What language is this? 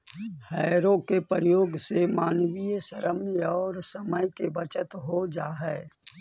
Magahi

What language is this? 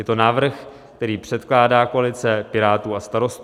Czech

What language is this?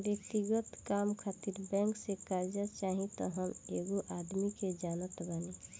Bhojpuri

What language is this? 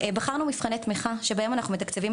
Hebrew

